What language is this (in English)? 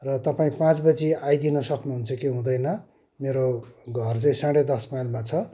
Nepali